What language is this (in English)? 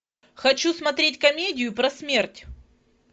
Russian